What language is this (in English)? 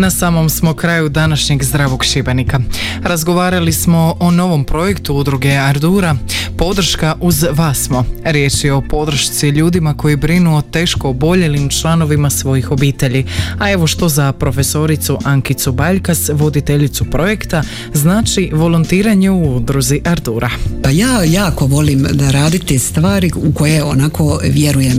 Croatian